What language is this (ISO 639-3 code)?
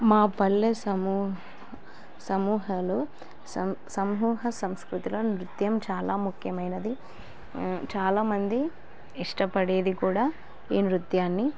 tel